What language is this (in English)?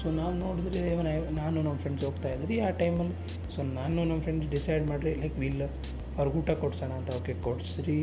Kannada